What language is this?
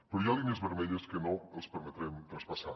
Catalan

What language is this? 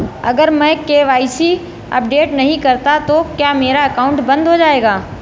Hindi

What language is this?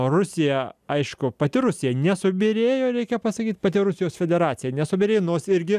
Lithuanian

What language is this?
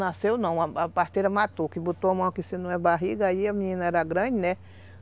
Portuguese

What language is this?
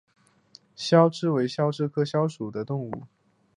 Chinese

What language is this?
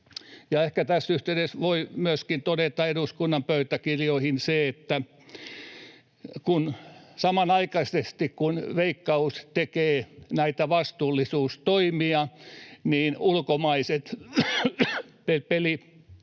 Finnish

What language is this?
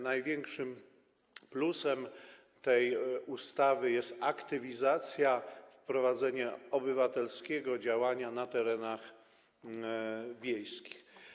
Polish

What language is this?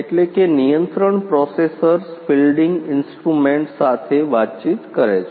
Gujarati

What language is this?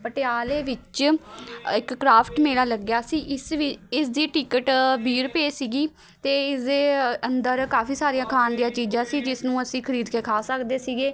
Punjabi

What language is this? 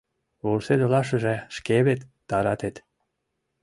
Mari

